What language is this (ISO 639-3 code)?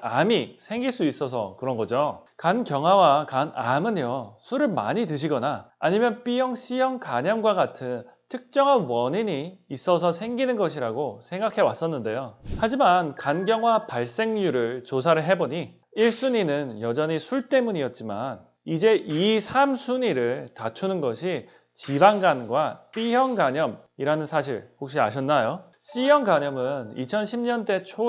kor